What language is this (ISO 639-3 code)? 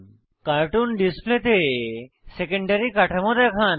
ben